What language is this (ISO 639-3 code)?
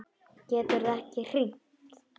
isl